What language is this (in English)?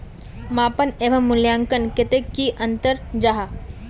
Magahi